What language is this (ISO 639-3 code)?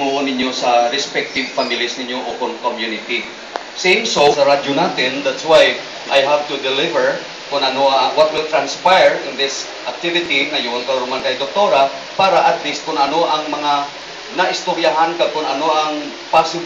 fil